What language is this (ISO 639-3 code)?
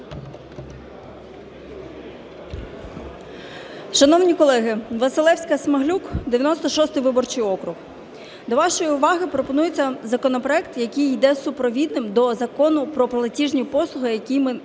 ukr